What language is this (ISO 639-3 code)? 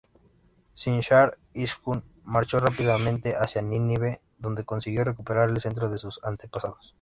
spa